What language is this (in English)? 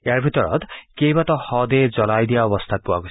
Assamese